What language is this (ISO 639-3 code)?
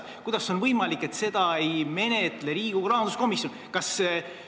est